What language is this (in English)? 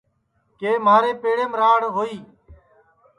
Sansi